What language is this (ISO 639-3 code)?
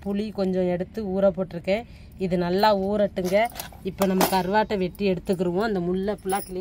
tam